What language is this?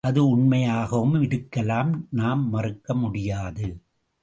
Tamil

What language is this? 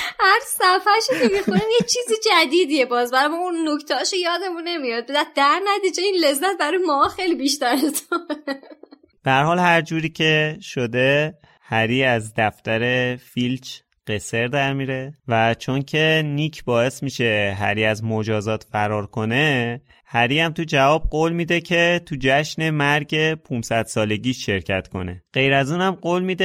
Persian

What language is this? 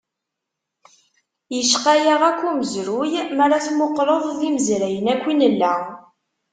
Kabyle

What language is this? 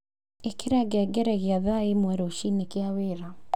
Kikuyu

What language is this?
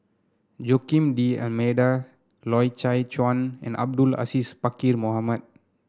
English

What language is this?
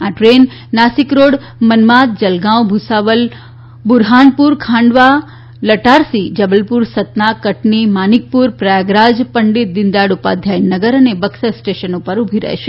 Gujarati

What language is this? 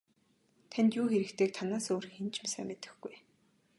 Mongolian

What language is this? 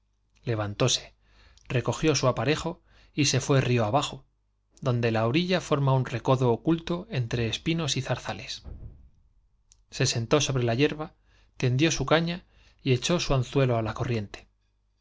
Spanish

